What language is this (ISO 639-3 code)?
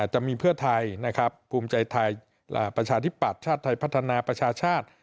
tha